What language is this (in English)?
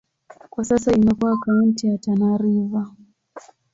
Swahili